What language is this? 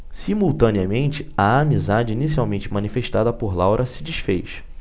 Portuguese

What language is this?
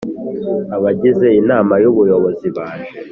Kinyarwanda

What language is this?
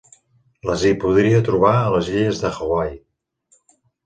Catalan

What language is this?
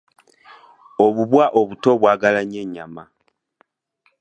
Ganda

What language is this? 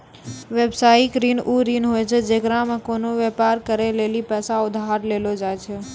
Maithili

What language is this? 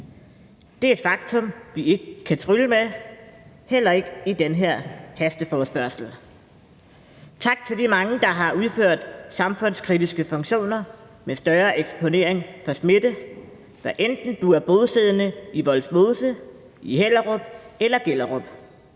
Danish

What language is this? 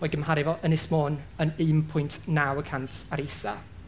Welsh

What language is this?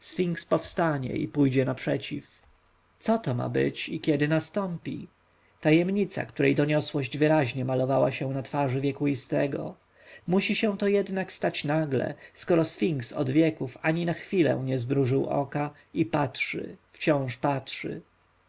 Polish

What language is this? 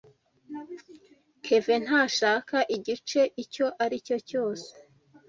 Kinyarwanda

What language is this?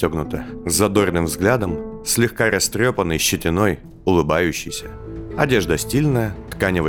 Russian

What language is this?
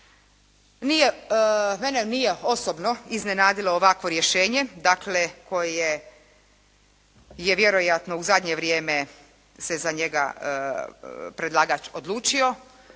Croatian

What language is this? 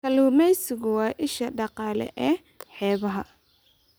Somali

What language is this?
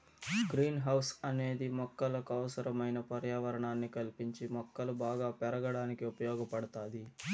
Telugu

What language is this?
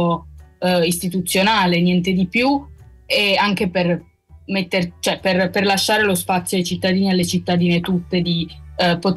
Italian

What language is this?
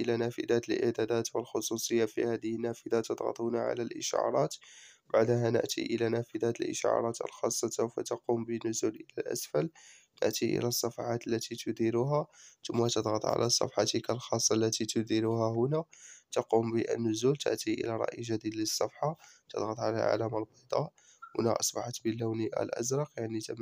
Arabic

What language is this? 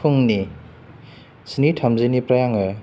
Bodo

